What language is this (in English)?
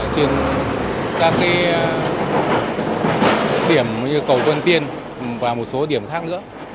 Vietnamese